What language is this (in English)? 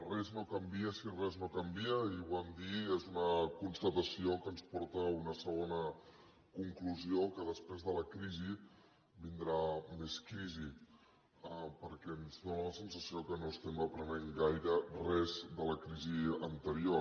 Catalan